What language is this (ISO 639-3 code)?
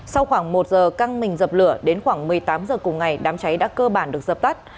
vie